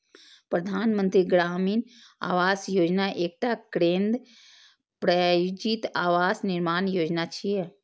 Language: Maithili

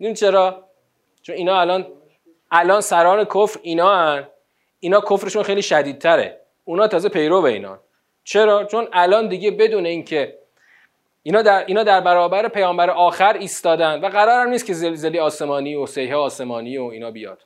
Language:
Persian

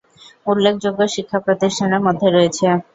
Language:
Bangla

